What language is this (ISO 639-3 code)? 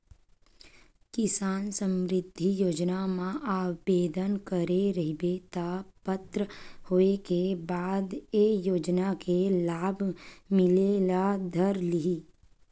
hne